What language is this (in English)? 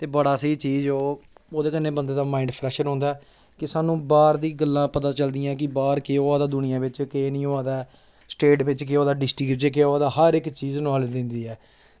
Dogri